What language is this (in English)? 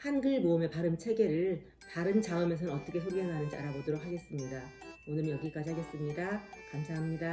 Korean